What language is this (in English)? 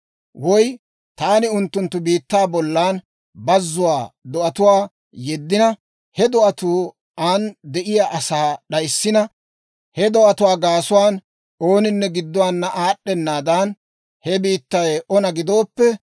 Dawro